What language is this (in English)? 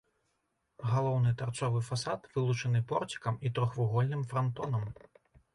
Belarusian